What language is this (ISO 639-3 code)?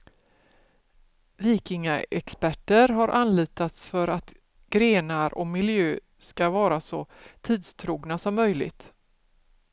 swe